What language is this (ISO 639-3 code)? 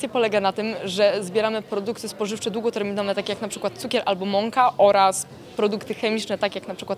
pol